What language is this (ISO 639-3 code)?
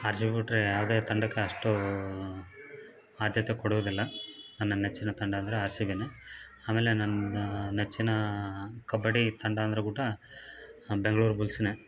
kan